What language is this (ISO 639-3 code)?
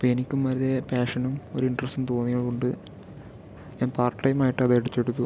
mal